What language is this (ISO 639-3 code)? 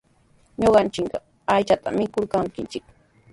qws